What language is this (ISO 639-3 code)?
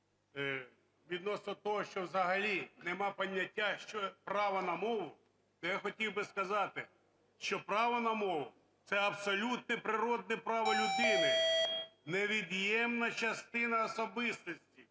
ukr